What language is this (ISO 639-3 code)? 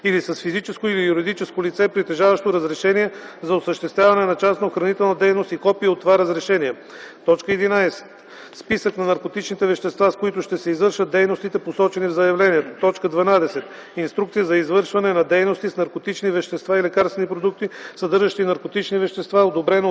bul